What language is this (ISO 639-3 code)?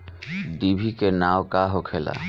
bho